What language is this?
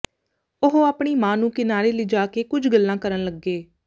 Punjabi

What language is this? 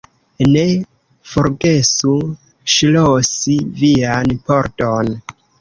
Esperanto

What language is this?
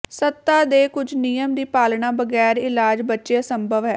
Punjabi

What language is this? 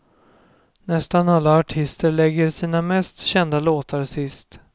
Swedish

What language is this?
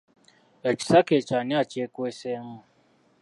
Ganda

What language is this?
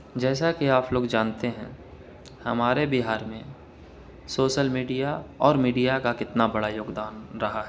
Urdu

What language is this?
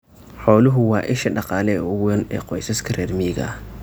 Somali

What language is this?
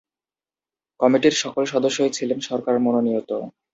Bangla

